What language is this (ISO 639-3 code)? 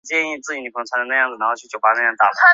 zho